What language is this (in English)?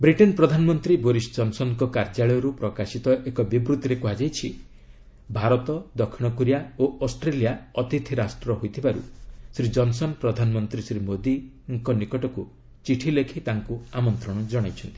Odia